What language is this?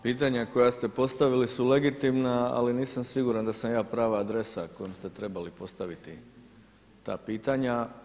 Croatian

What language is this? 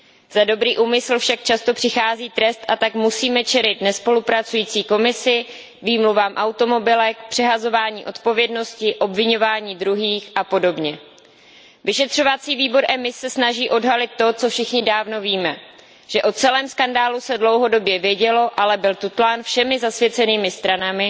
Czech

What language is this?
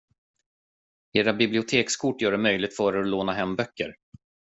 Swedish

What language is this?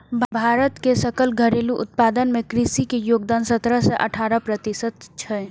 Maithili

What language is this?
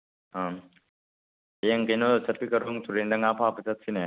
Manipuri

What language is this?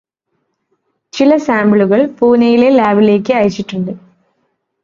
Malayalam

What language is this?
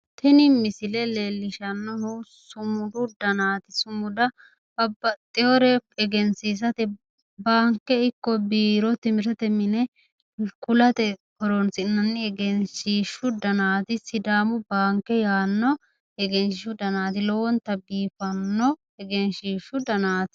Sidamo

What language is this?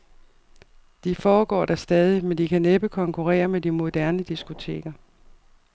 Danish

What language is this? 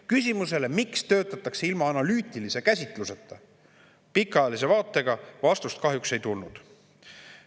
Estonian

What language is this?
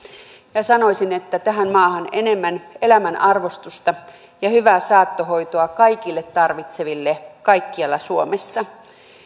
Finnish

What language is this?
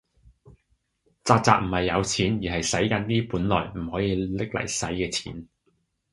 Cantonese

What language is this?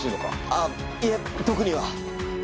Japanese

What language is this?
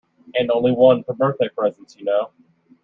English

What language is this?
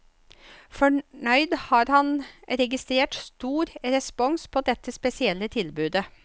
Norwegian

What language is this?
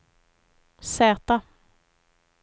Swedish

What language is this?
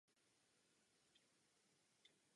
Czech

